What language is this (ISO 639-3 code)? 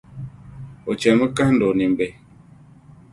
dag